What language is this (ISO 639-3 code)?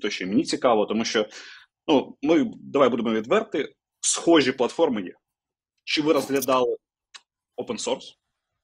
ukr